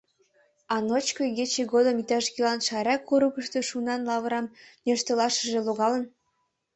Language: Mari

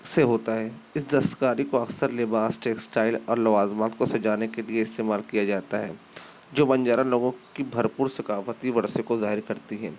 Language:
Urdu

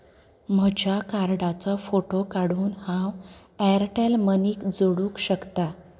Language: Konkani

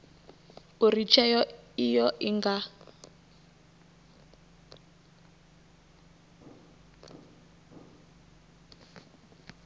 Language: Venda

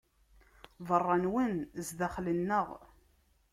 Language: Kabyle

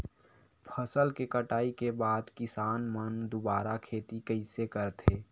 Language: Chhattisgarhi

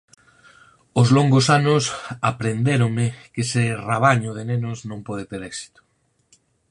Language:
Galician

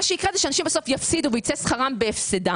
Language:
Hebrew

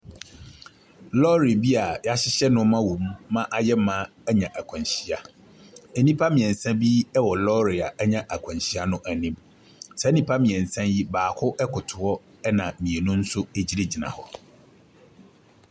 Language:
Akan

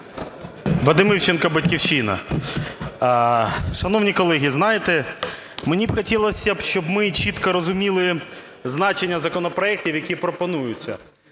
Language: Ukrainian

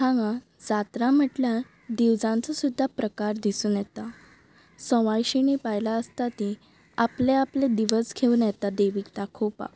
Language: Konkani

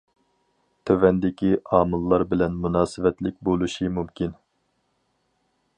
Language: Uyghur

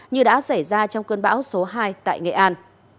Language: Vietnamese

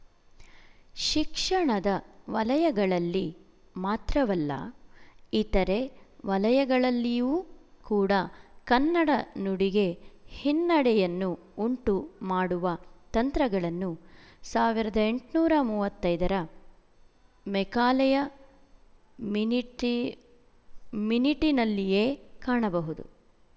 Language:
Kannada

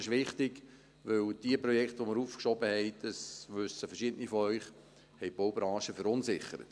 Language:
Swiss German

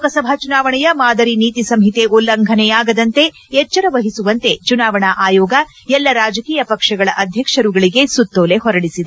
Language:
Kannada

